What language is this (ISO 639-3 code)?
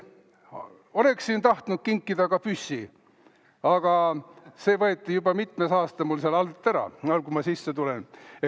est